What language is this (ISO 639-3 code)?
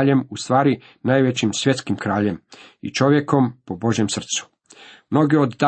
hrv